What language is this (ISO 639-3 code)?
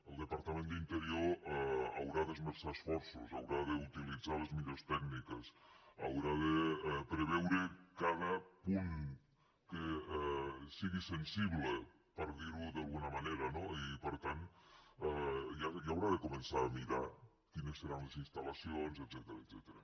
cat